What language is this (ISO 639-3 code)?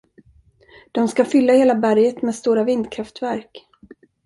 swe